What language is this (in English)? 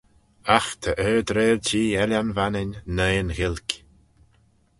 Manx